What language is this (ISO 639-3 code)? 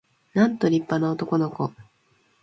jpn